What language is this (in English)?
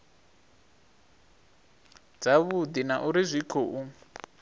Venda